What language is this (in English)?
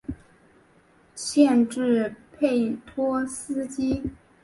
Chinese